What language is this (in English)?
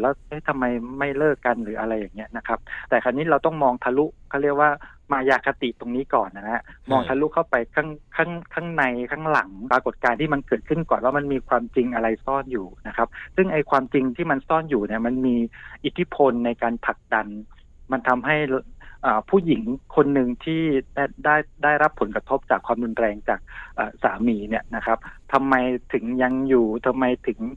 Thai